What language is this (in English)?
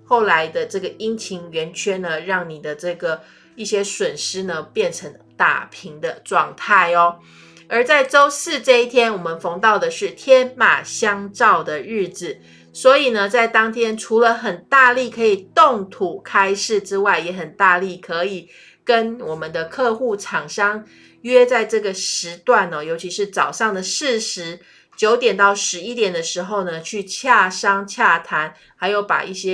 Chinese